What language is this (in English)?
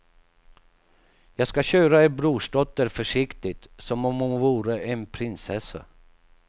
Swedish